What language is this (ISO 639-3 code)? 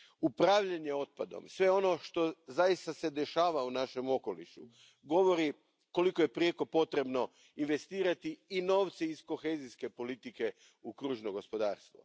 hrv